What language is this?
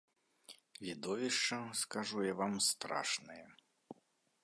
Belarusian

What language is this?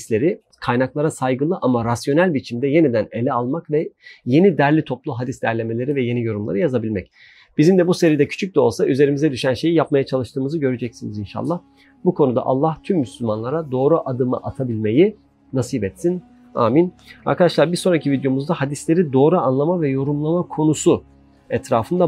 Turkish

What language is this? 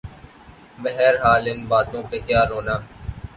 Urdu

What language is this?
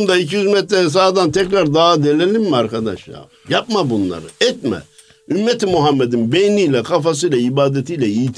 Turkish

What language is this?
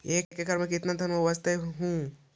Magahi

